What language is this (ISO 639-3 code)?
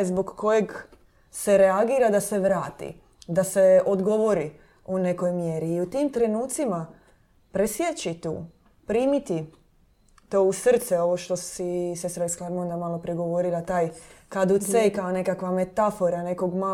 hrv